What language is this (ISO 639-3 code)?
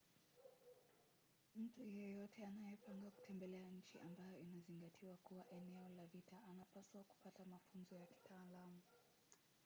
swa